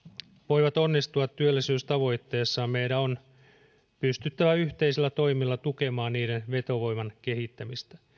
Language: Finnish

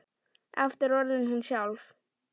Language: Icelandic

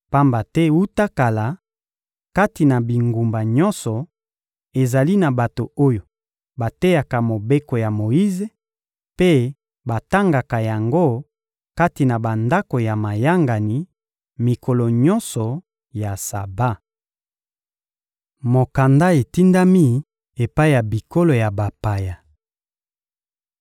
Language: Lingala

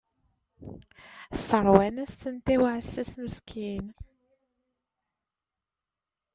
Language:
Kabyle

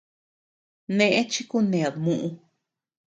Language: Tepeuxila Cuicatec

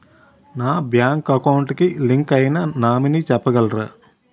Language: Telugu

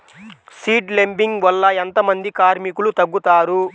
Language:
Telugu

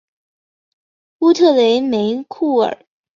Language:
Chinese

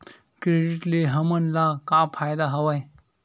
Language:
Chhattisgarhi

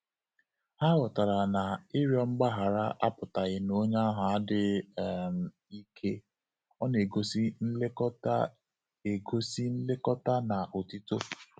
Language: Igbo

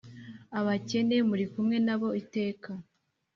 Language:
Kinyarwanda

